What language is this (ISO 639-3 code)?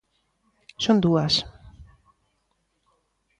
glg